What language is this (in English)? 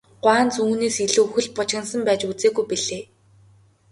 Mongolian